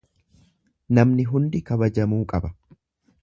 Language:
Oromo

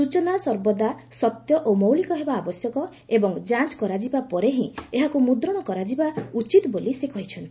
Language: Odia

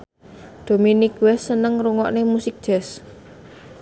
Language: Javanese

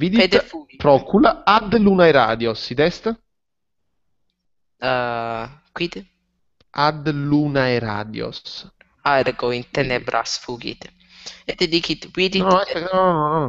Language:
Italian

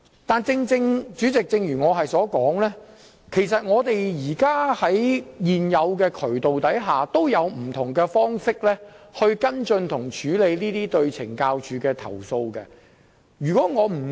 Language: Cantonese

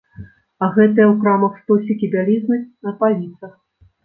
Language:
Belarusian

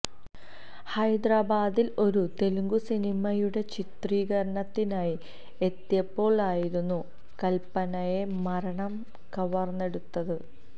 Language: Malayalam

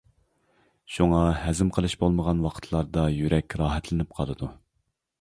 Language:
Uyghur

